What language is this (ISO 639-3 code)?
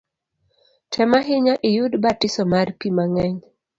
luo